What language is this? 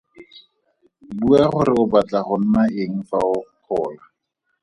Tswana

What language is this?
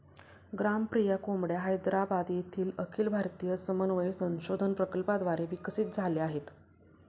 Marathi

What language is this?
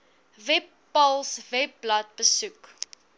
Afrikaans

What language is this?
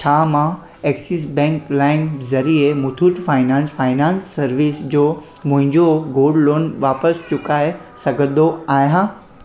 Sindhi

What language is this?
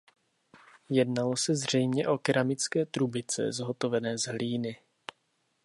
Czech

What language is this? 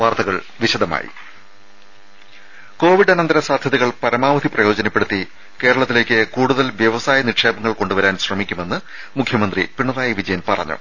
Malayalam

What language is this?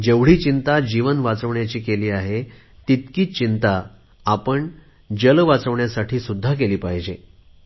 Marathi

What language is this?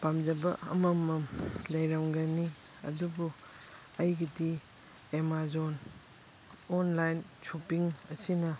Manipuri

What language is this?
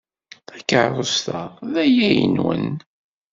Kabyle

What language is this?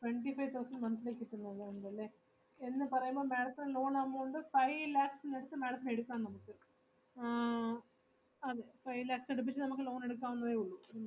Malayalam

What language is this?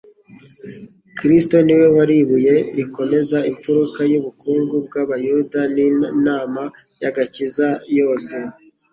Kinyarwanda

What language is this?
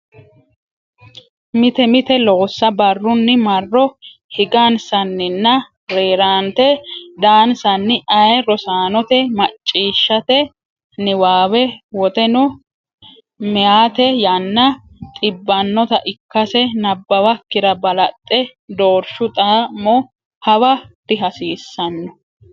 Sidamo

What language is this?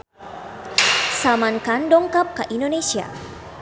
Sundanese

